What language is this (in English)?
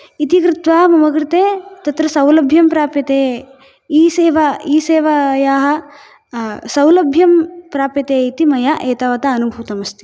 Sanskrit